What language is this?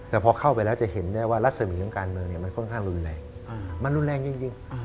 Thai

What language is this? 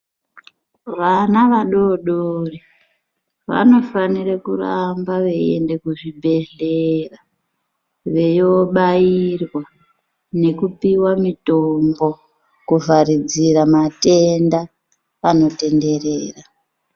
Ndau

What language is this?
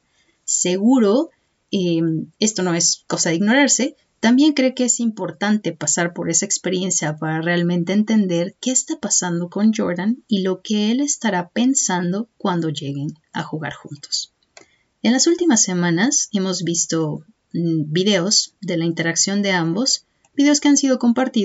Spanish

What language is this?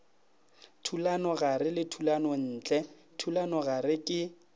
Northern Sotho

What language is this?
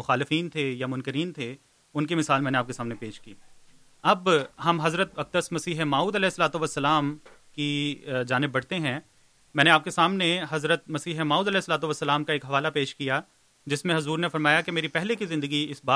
Urdu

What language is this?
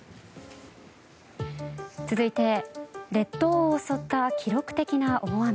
Japanese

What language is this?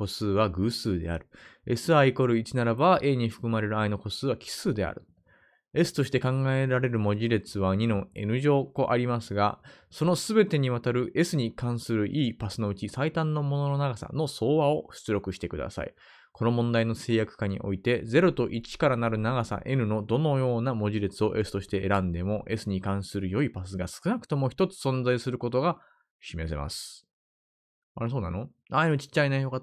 Japanese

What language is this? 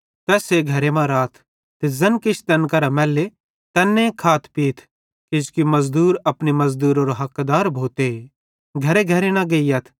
Bhadrawahi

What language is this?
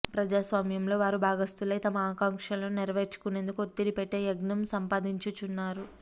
Telugu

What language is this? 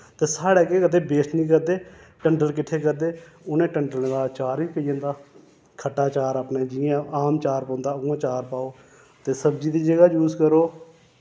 Dogri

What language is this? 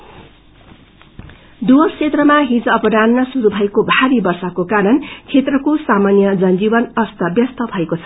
Nepali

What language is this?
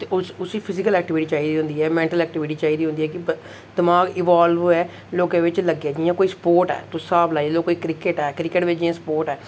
Dogri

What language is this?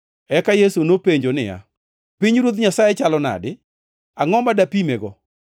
Luo (Kenya and Tanzania)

